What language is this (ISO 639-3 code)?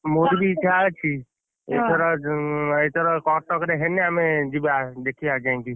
ori